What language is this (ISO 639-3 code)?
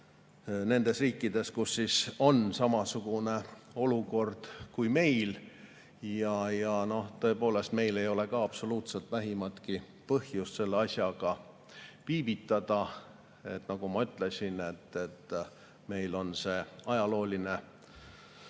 est